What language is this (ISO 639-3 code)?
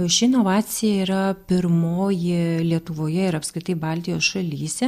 lit